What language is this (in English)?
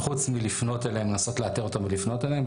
Hebrew